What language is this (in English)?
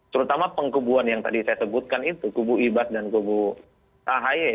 Indonesian